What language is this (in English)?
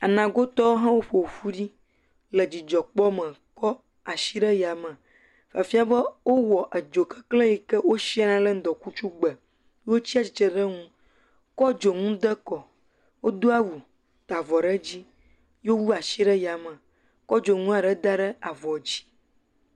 Ewe